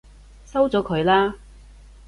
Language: Cantonese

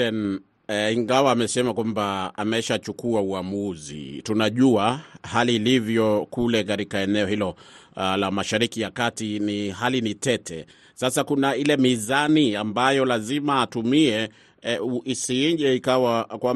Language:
Swahili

